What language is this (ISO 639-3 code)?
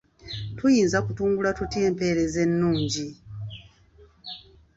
lug